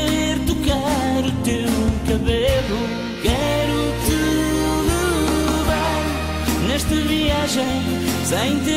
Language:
Portuguese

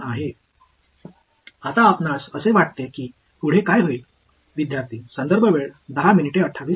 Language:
Tamil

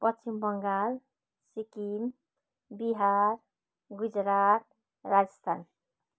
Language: Nepali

